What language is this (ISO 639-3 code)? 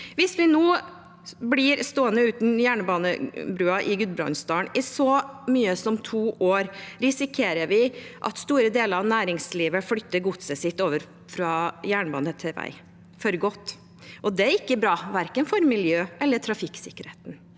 nor